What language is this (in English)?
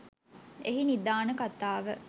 Sinhala